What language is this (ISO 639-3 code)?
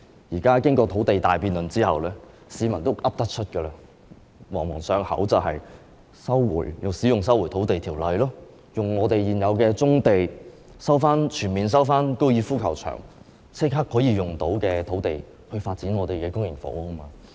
yue